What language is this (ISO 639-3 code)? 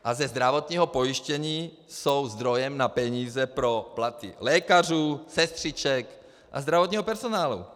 ces